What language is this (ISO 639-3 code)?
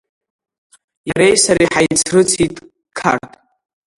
abk